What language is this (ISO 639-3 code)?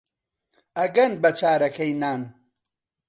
ckb